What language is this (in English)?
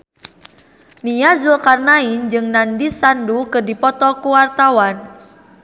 Sundanese